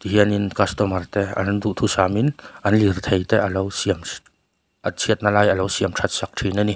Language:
Mizo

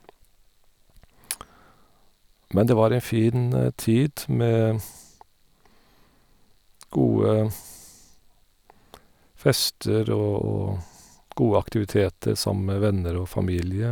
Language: Norwegian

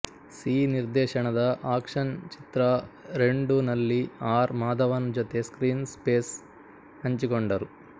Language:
Kannada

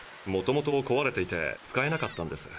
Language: Japanese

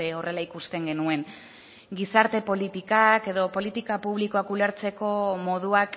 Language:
Basque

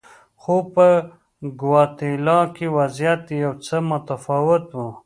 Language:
Pashto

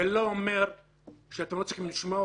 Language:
Hebrew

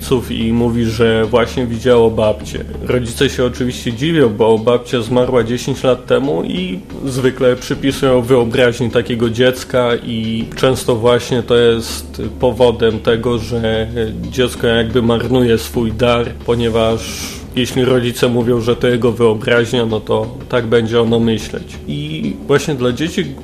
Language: Polish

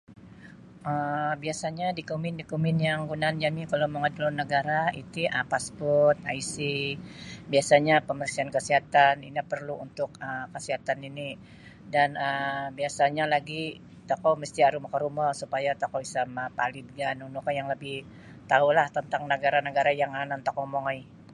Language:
Sabah Bisaya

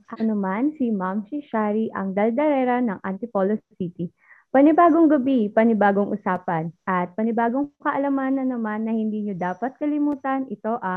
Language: Filipino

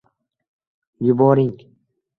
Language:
Uzbek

